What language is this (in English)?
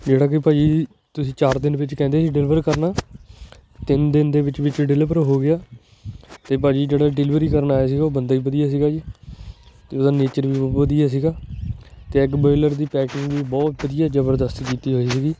Punjabi